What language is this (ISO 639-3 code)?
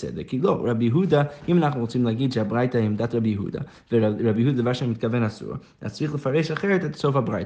heb